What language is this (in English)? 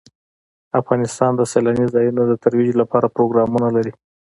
Pashto